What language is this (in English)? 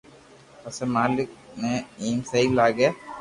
Loarki